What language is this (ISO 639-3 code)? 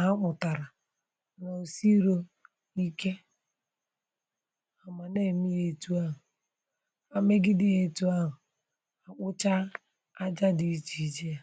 ibo